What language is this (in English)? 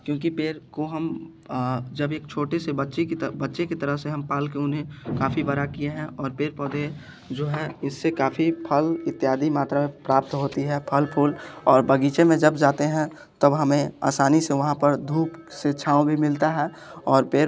Hindi